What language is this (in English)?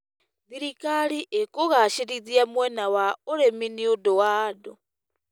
Kikuyu